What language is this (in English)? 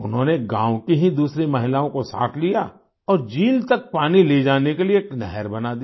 Hindi